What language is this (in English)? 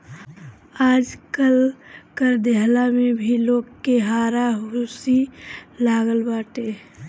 Bhojpuri